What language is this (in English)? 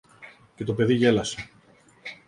Greek